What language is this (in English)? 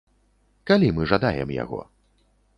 Belarusian